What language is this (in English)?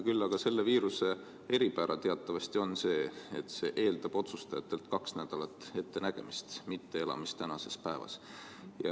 Estonian